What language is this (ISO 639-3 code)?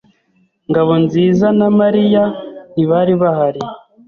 kin